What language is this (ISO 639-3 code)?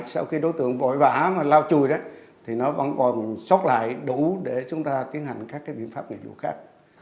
vie